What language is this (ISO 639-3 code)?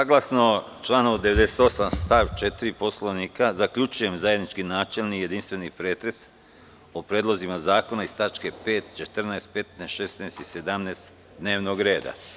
srp